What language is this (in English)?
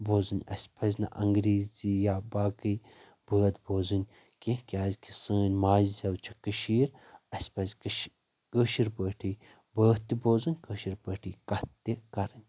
Kashmiri